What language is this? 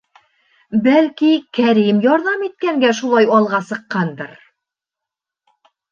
Bashkir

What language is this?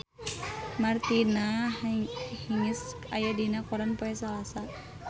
Sundanese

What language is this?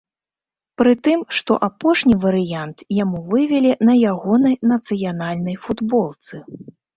Belarusian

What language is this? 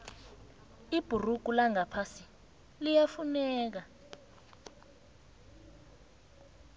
South Ndebele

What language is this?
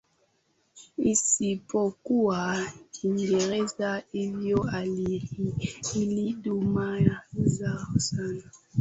Swahili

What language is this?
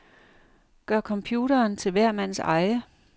Danish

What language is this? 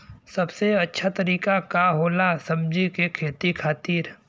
Bhojpuri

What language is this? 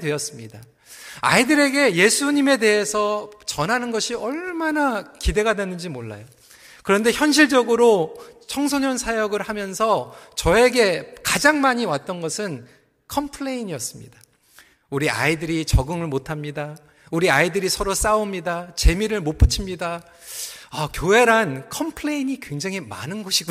Korean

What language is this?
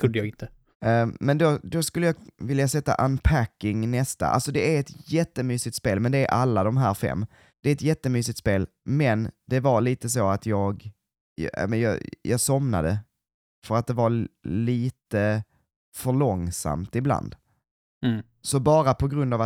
Swedish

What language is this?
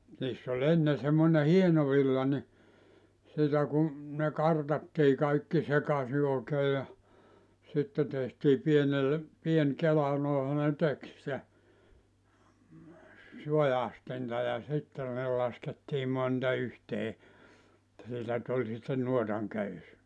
Finnish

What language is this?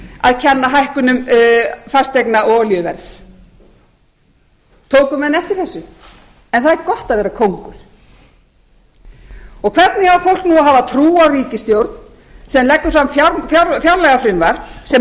Icelandic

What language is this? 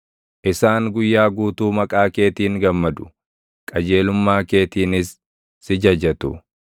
Oromo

